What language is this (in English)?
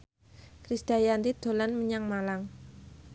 Javanese